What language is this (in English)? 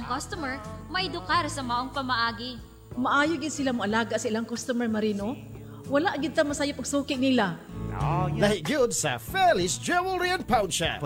Filipino